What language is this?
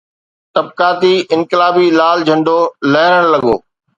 Sindhi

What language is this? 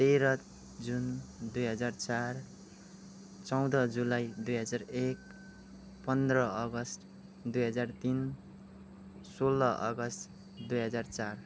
Nepali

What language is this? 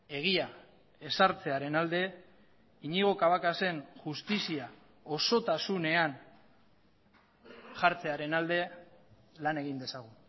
Basque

